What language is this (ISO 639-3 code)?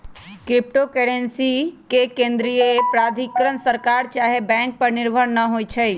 mag